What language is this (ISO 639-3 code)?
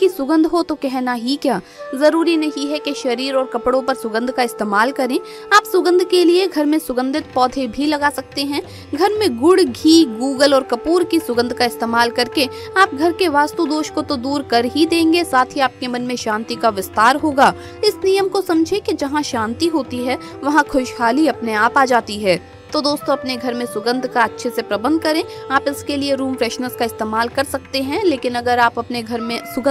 hin